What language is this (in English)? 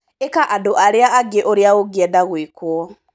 Kikuyu